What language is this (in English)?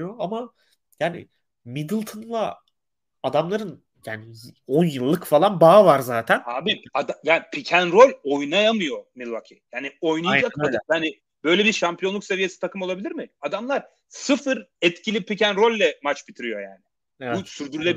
Turkish